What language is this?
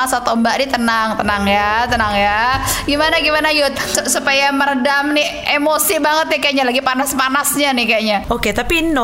Indonesian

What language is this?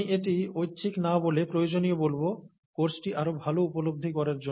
Bangla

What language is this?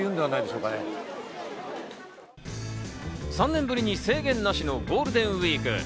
Japanese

